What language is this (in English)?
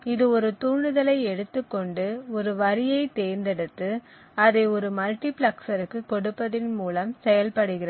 Tamil